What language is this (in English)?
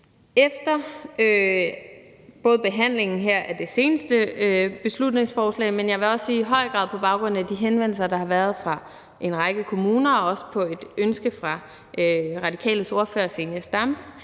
Danish